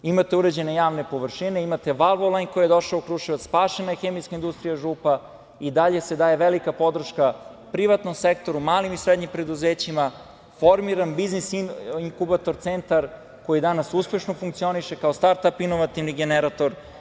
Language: Serbian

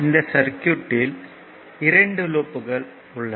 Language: Tamil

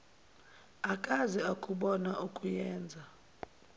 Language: Zulu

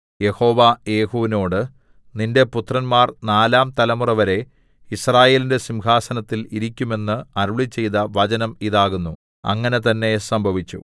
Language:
Malayalam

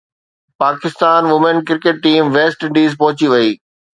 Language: Sindhi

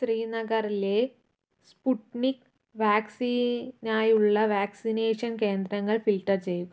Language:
Malayalam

